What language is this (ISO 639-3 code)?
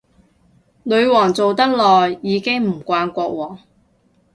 yue